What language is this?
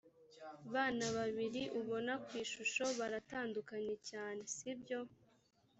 Kinyarwanda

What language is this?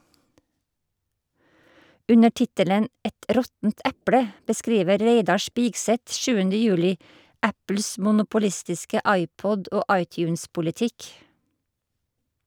Norwegian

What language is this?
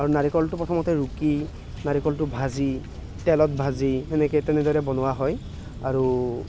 Assamese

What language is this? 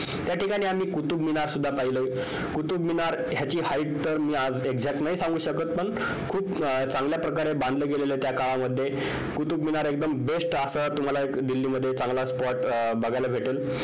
Marathi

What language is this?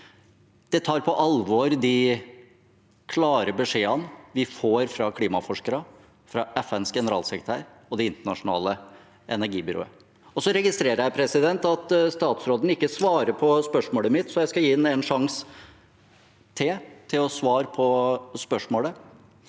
Norwegian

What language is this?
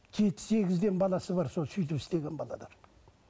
Kazakh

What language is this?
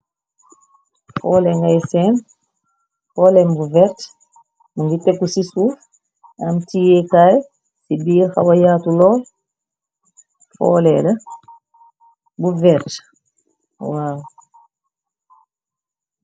Wolof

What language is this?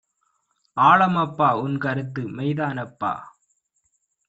Tamil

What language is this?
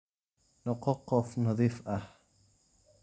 Somali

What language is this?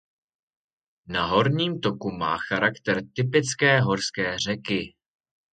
Czech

